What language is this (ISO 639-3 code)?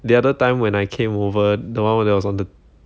eng